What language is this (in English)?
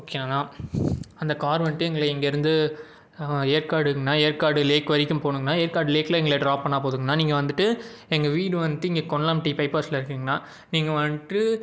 Tamil